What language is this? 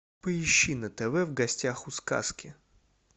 Russian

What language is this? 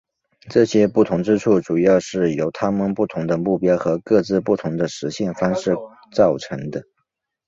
Chinese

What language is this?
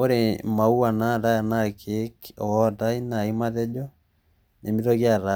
Masai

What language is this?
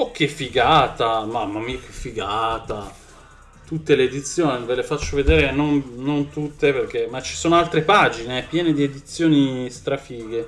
Italian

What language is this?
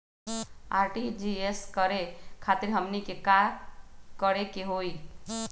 Magahi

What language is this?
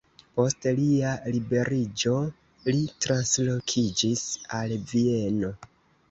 Esperanto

